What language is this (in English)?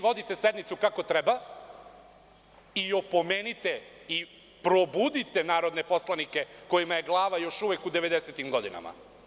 Serbian